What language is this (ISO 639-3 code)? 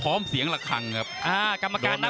tha